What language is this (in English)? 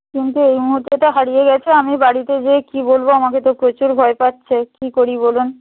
Bangla